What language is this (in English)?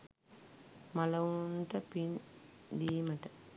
Sinhala